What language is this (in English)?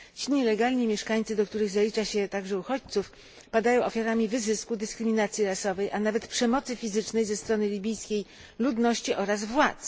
Polish